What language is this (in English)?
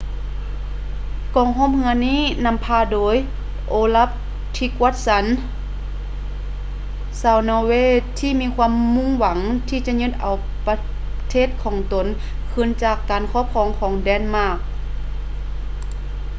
Lao